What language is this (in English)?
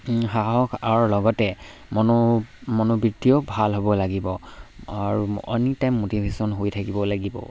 Assamese